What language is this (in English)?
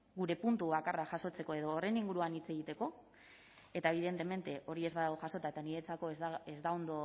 Basque